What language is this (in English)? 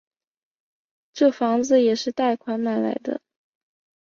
Chinese